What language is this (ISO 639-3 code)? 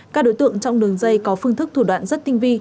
vie